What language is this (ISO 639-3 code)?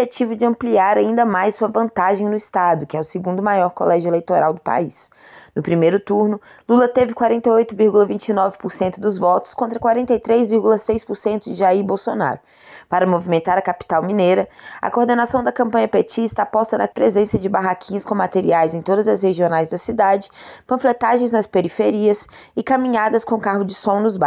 por